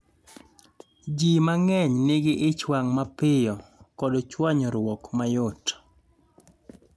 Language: Luo (Kenya and Tanzania)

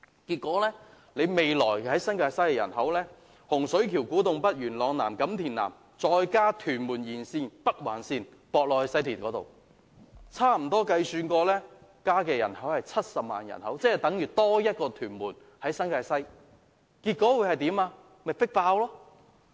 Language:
Cantonese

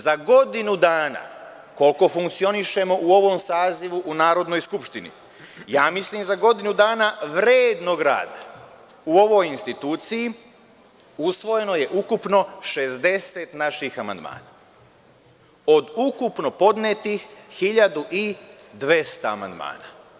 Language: Serbian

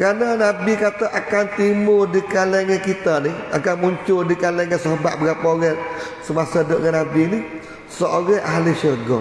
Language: Malay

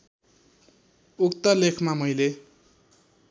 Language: Nepali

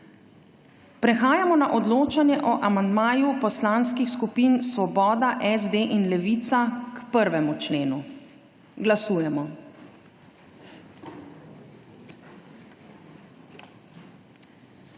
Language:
Slovenian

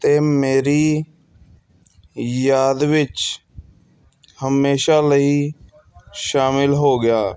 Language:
Punjabi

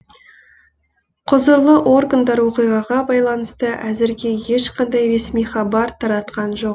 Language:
Kazakh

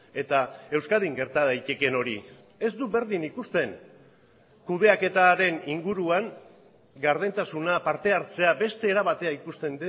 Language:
Basque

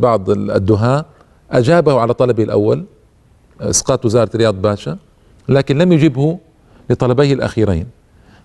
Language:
Arabic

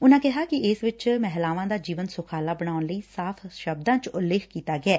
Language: Punjabi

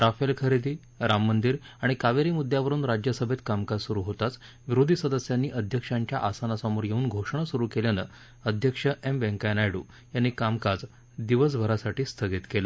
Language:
Marathi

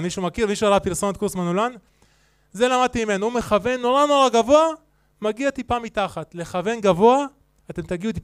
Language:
Hebrew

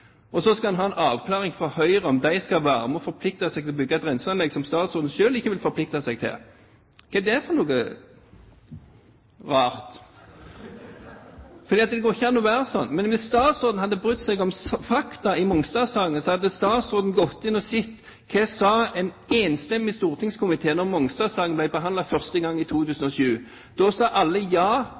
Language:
Norwegian Bokmål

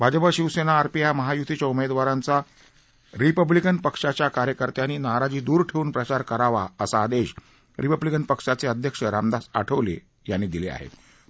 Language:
Marathi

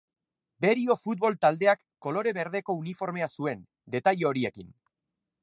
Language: Basque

